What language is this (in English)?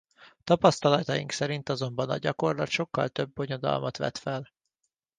Hungarian